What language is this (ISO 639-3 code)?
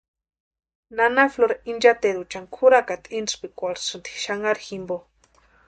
pua